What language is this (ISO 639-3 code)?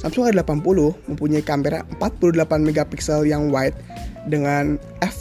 ind